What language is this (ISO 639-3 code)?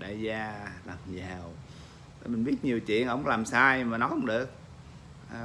vie